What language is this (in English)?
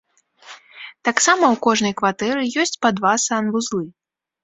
Belarusian